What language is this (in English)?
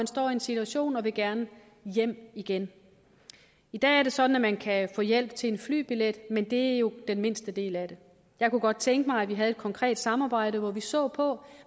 Danish